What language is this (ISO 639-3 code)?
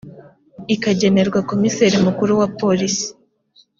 kin